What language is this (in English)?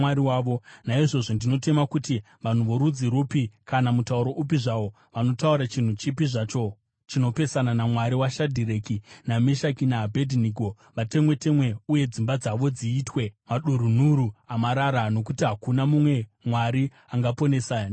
Shona